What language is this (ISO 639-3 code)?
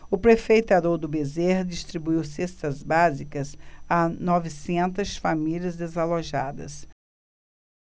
por